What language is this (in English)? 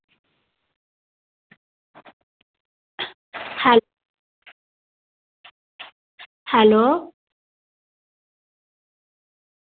Dogri